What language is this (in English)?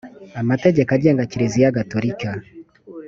Kinyarwanda